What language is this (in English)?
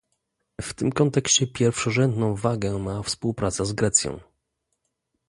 Polish